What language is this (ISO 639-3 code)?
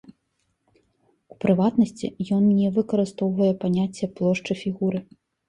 bel